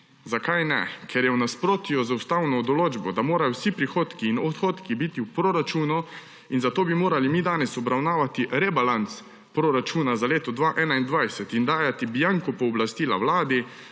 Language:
Slovenian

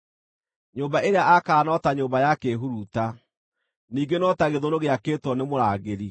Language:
Kikuyu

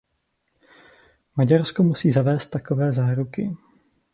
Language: Czech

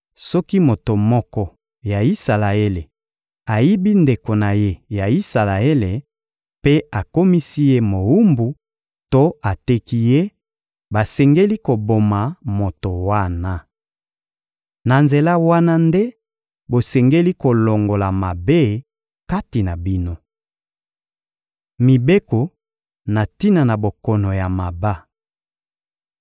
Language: Lingala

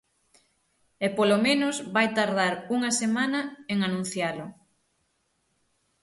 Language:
Galician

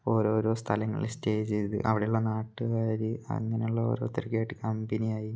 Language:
Malayalam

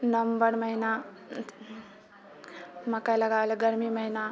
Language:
Maithili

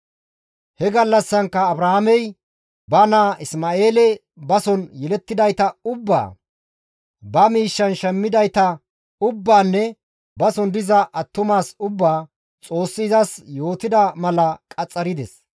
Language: Gamo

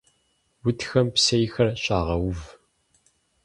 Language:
Kabardian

